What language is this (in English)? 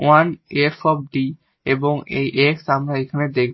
Bangla